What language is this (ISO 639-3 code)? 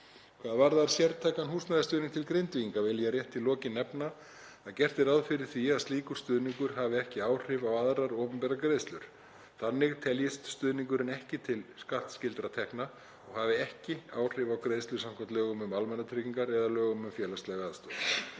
isl